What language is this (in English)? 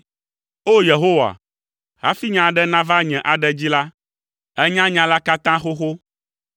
Ewe